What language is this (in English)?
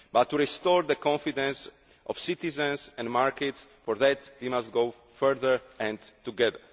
English